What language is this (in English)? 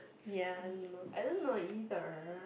English